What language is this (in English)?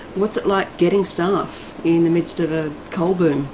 English